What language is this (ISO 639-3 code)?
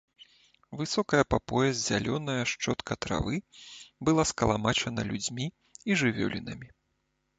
bel